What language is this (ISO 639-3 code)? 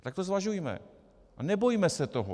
ces